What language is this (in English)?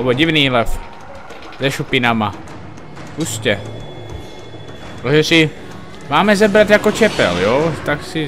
Czech